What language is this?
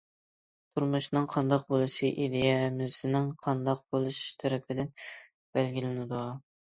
Uyghur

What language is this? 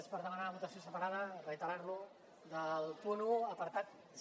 Catalan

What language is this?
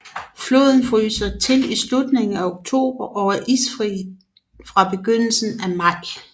Danish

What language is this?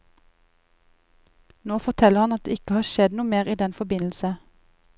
Norwegian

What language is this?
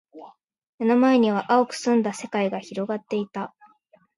Japanese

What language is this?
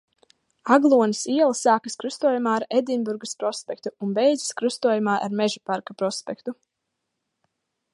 Latvian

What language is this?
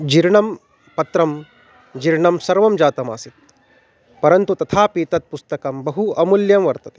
Sanskrit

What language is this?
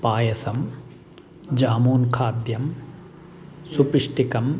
Sanskrit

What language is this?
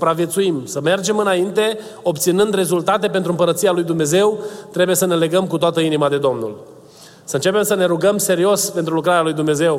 Romanian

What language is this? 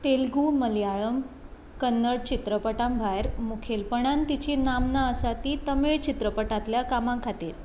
Konkani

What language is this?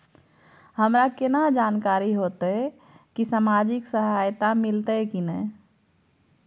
Maithili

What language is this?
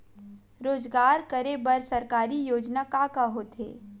Chhattisgarhi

